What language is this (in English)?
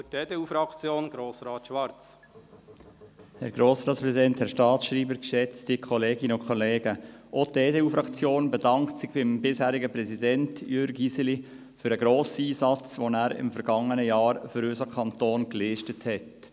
Swiss German